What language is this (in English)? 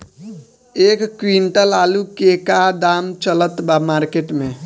Bhojpuri